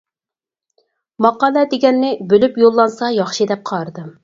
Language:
Uyghur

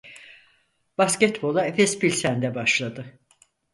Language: Turkish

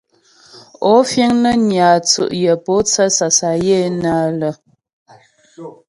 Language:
Ghomala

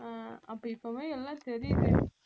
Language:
Tamil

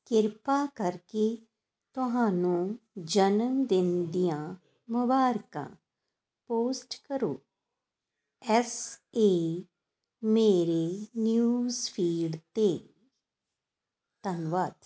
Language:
Punjabi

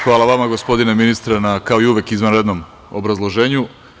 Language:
Serbian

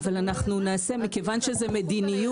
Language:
Hebrew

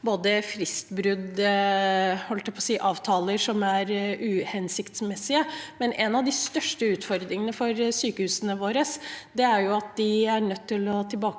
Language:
Norwegian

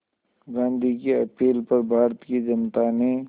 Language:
Hindi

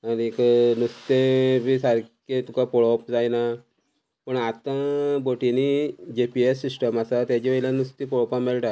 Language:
Konkani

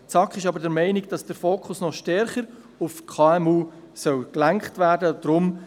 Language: Swiss German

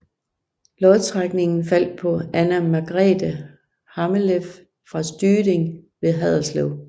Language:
Danish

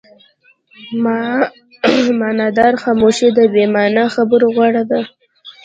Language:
Pashto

